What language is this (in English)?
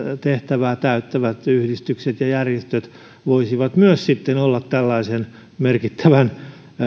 Finnish